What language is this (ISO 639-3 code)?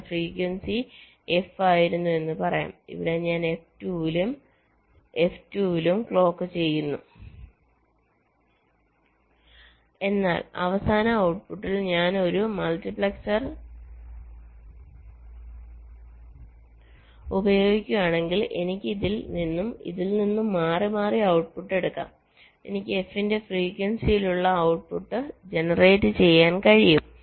mal